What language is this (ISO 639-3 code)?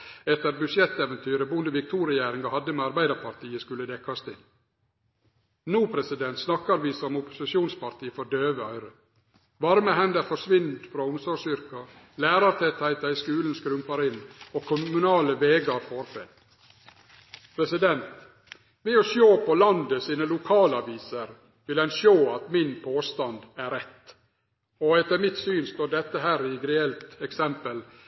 nno